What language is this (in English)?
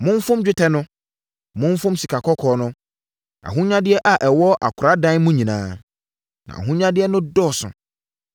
Akan